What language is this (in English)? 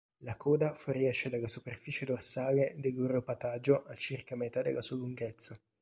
Italian